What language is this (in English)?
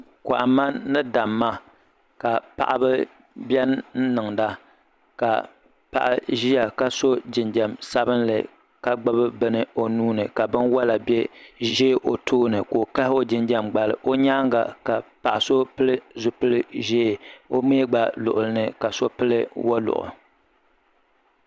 Dagbani